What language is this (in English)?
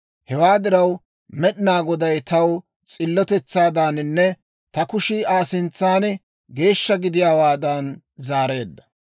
Dawro